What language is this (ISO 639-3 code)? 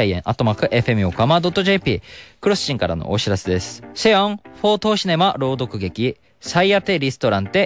jpn